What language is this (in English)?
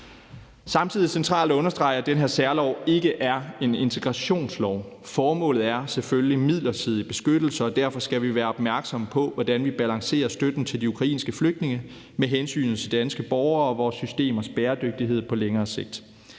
Danish